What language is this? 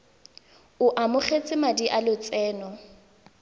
Tswana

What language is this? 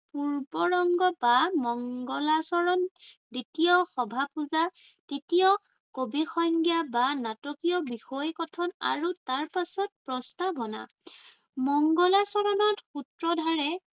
Assamese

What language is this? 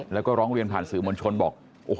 Thai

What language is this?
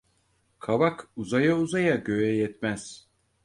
Turkish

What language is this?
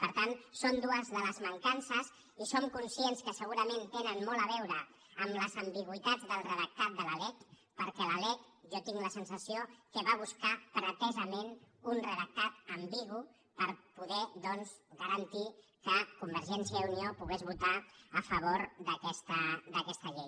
Catalan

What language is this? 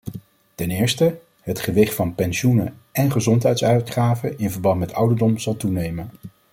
Dutch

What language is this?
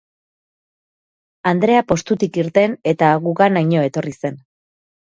Basque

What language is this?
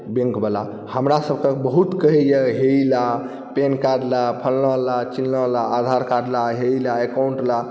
Maithili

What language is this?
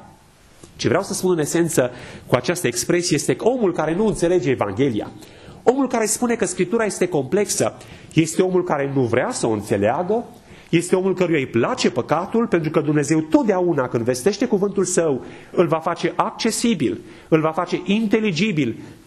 Romanian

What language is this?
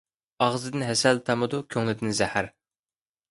Uyghur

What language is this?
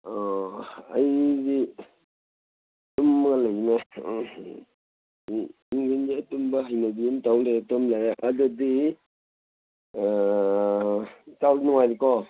Manipuri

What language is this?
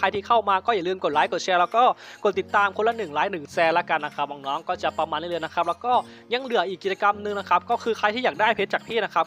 Thai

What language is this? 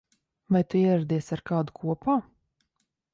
Latvian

